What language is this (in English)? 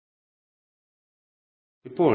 Malayalam